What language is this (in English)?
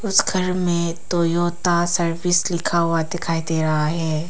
Hindi